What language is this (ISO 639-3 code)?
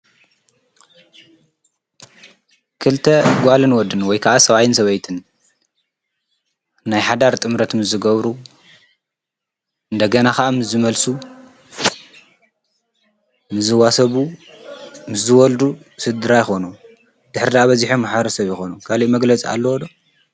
tir